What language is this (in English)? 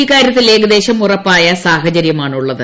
Malayalam